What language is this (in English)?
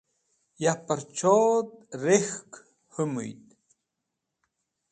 Wakhi